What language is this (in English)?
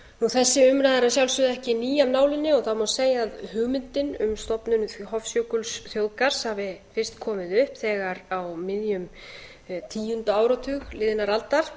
Icelandic